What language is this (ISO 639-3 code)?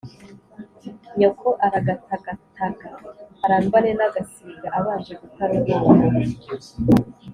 kin